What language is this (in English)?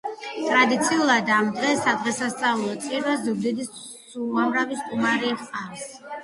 Georgian